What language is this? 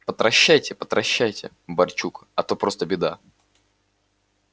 Russian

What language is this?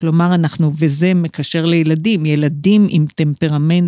Hebrew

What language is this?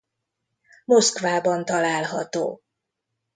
Hungarian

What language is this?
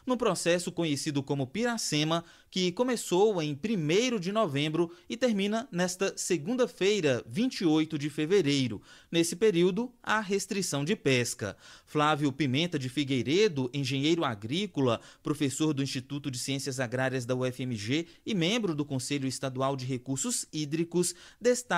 Portuguese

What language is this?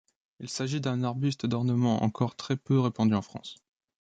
French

